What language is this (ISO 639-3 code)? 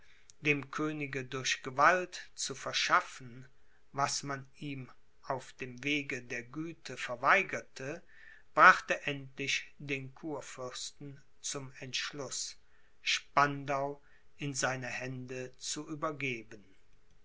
deu